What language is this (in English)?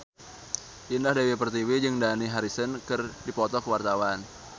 Sundanese